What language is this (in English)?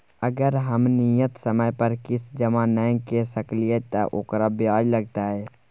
Maithili